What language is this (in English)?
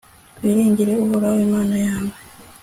Kinyarwanda